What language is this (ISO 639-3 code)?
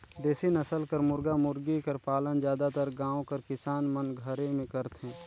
hne